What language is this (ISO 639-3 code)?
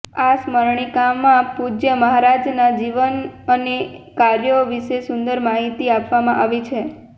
guj